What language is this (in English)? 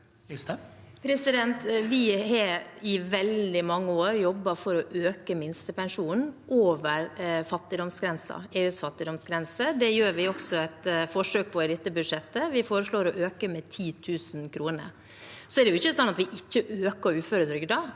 Norwegian